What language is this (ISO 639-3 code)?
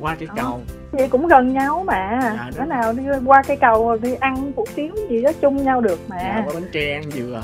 vie